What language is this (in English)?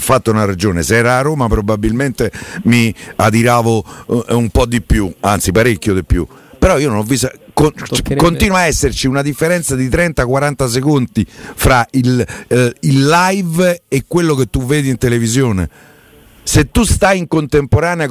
Italian